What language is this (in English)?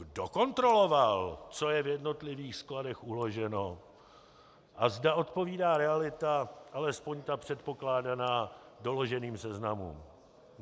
Czech